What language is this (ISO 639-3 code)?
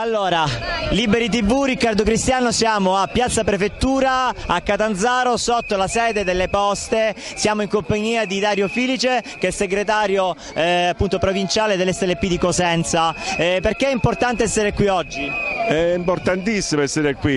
ita